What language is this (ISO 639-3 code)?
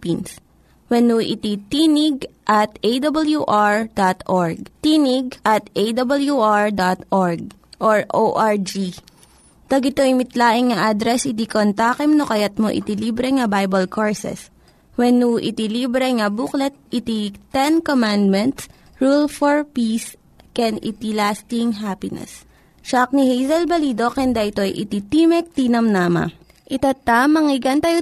fil